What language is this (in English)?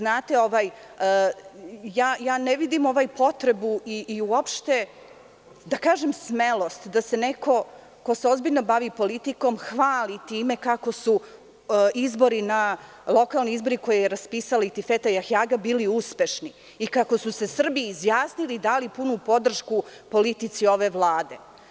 Serbian